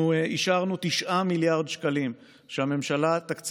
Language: Hebrew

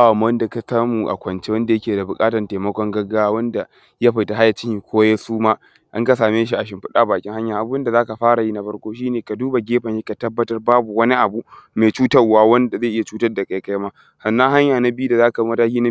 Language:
Hausa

